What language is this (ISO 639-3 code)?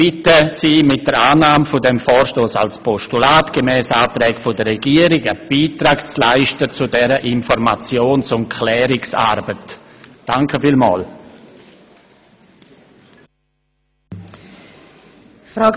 gsw